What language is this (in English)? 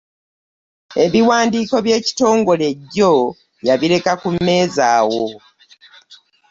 Ganda